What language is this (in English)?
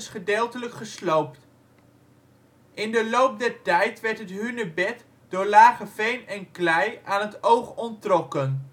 Dutch